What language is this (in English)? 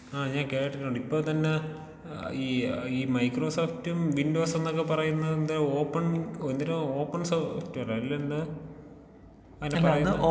Malayalam